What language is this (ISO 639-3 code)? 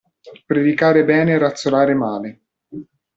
ita